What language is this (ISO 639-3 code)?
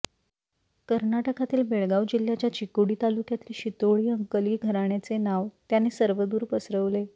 mar